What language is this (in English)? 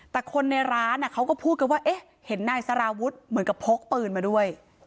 Thai